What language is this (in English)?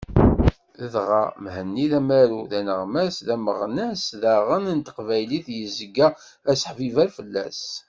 Kabyle